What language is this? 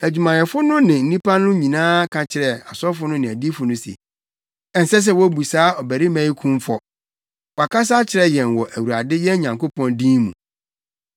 Akan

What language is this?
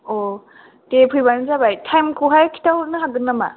Bodo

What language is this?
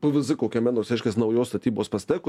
Lithuanian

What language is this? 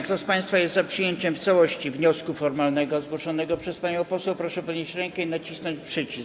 Polish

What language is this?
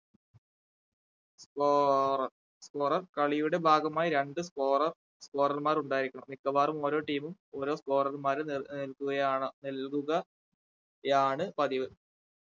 Malayalam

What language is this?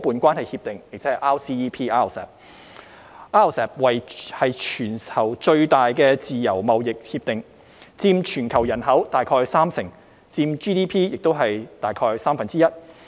Cantonese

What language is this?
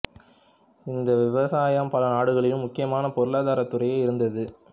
Tamil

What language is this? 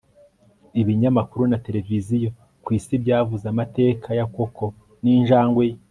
Kinyarwanda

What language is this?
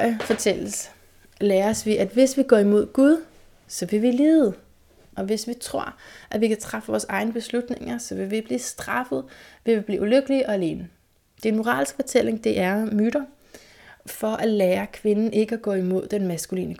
Danish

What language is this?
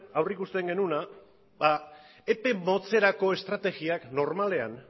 Basque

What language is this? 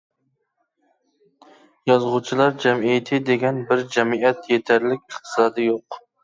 Uyghur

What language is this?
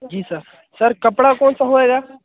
Hindi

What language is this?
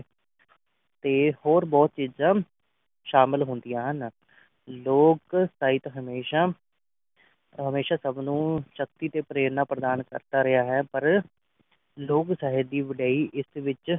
Punjabi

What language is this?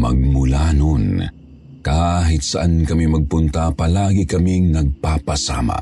Filipino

